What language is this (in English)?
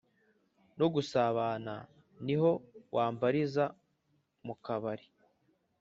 Kinyarwanda